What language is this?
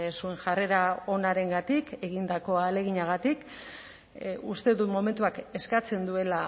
Basque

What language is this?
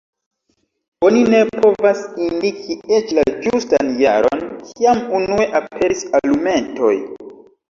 Esperanto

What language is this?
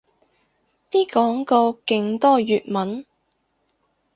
Cantonese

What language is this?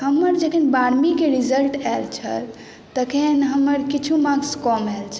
Maithili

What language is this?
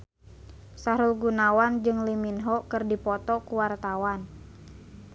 Sundanese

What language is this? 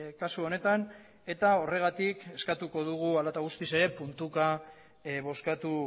Basque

